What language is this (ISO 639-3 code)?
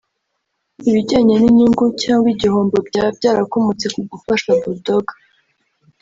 kin